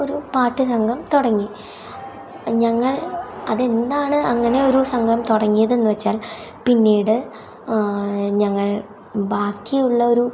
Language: Malayalam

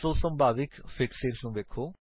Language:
Punjabi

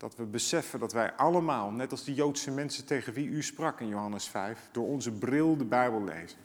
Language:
Dutch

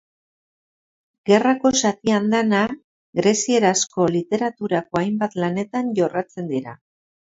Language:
Basque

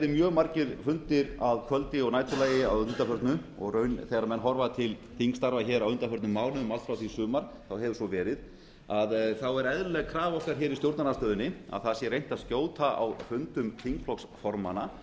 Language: Icelandic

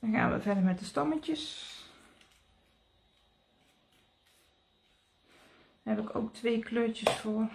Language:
Dutch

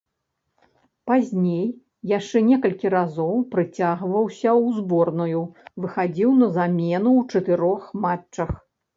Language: Belarusian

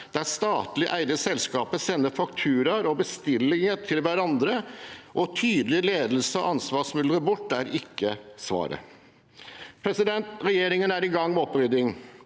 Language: Norwegian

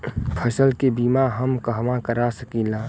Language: Bhojpuri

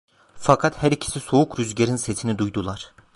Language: Turkish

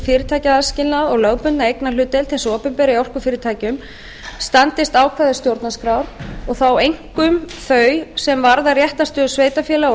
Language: Icelandic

